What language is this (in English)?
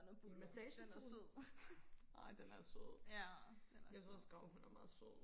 Danish